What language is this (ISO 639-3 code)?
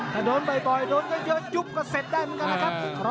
tha